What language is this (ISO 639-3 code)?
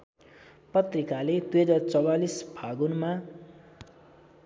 nep